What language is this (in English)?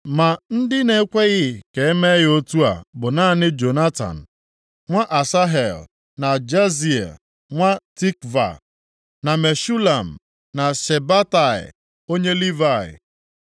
Igbo